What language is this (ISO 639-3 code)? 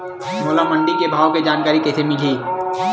hne